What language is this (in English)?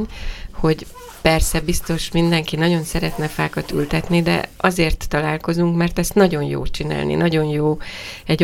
Hungarian